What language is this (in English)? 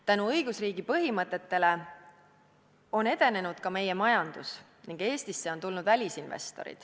Estonian